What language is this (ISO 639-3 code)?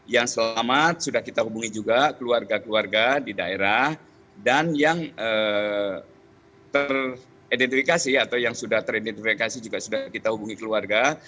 ind